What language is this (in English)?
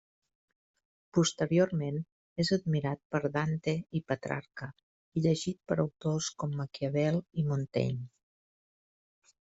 Catalan